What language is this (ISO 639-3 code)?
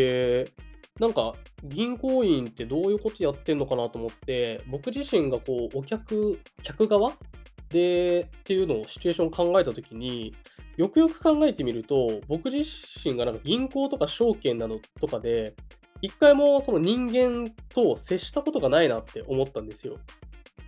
jpn